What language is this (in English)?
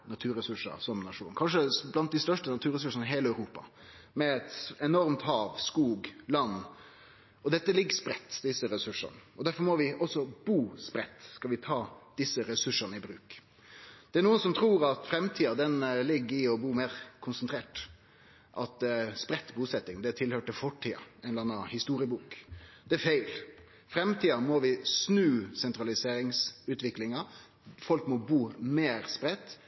Norwegian Nynorsk